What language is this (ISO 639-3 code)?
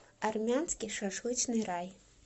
rus